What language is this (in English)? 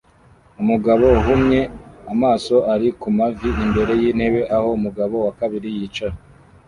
Kinyarwanda